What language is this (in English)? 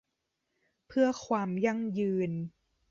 Thai